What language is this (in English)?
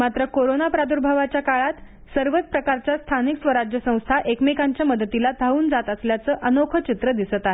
Marathi